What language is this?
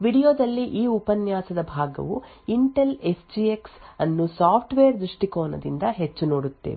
Kannada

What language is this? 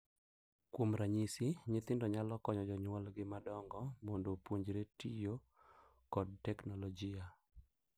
Luo (Kenya and Tanzania)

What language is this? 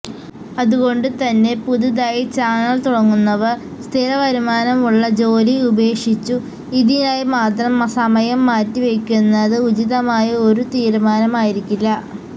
Malayalam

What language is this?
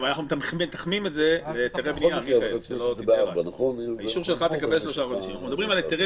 Hebrew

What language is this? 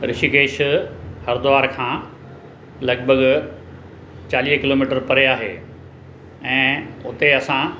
Sindhi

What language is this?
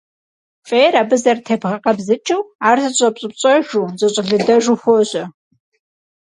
Kabardian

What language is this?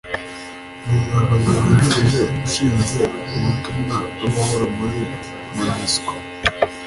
Kinyarwanda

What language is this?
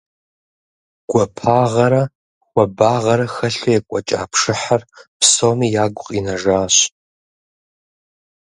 Kabardian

